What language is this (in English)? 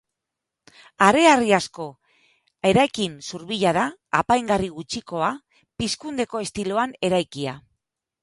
Basque